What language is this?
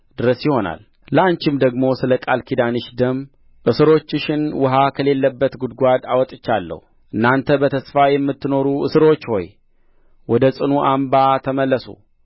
Amharic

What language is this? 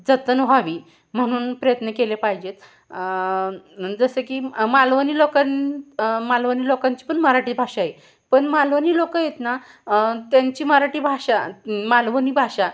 Marathi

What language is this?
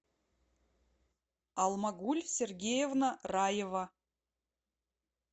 Russian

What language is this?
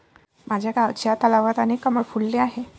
Marathi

